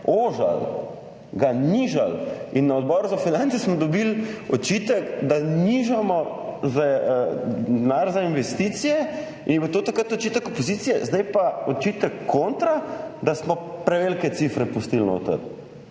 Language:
Slovenian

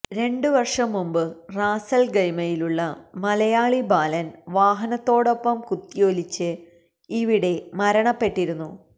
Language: Malayalam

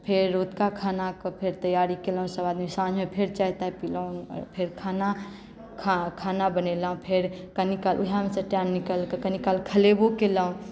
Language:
Maithili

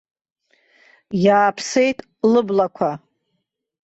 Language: Abkhazian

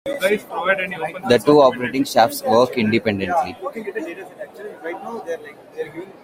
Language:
English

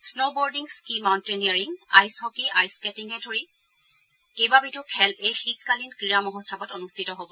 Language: Assamese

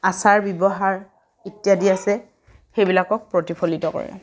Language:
Assamese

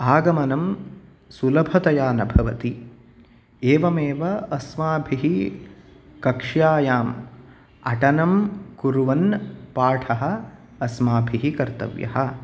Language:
Sanskrit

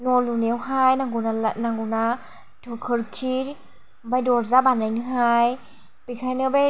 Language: Bodo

